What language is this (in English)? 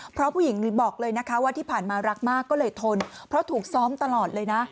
Thai